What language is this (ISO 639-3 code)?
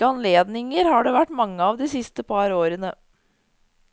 nor